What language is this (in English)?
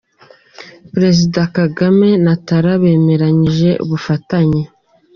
Kinyarwanda